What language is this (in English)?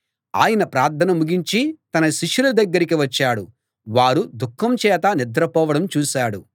Telugu